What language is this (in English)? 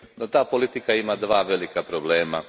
Croatian